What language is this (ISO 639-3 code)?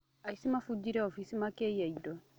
kik